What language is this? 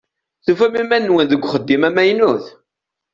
Kabyle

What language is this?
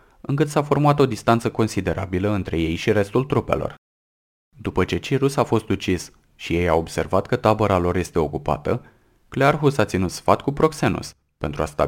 Romanian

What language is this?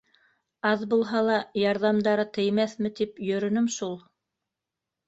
Bashkir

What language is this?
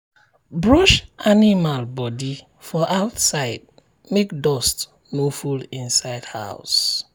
Nigerian Pidgin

